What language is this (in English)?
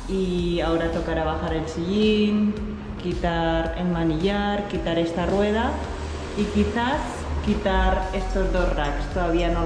Spanish